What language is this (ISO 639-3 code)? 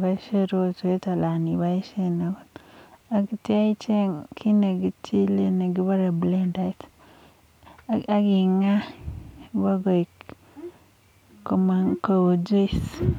kln